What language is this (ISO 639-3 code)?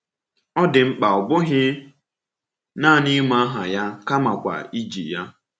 ibo